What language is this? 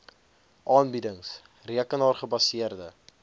Afrikaans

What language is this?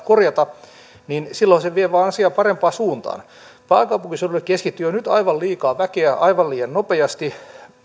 Finnish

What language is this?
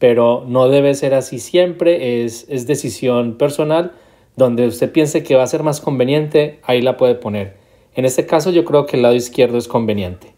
Spanish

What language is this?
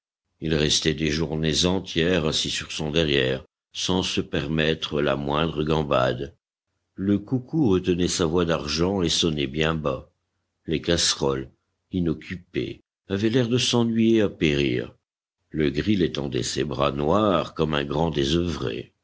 French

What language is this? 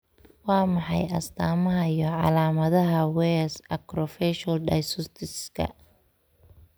Somali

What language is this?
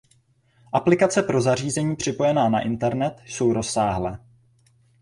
Czech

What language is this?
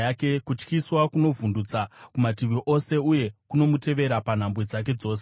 Shona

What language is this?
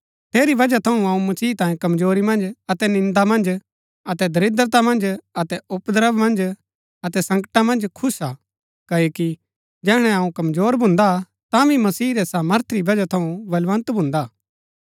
Gaddi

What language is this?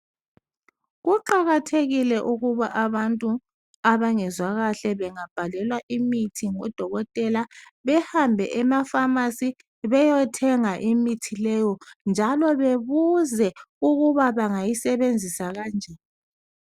North Ndebele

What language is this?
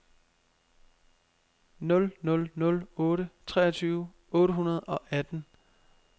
Danish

